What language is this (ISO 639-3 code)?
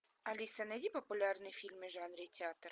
rus